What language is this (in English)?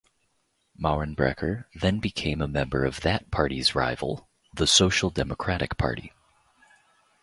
English